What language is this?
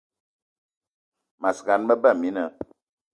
Eton (Cameroon)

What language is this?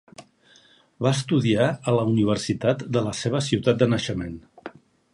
Catalan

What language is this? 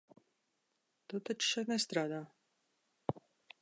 Latvian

